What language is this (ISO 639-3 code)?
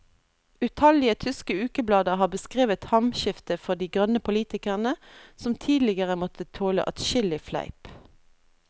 nor